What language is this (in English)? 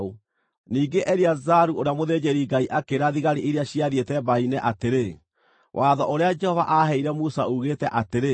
Kikuyu